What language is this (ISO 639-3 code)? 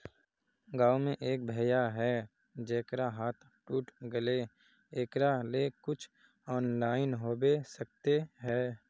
mag